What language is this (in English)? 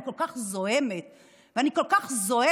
Hebrew